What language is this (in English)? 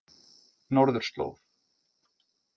Icelandic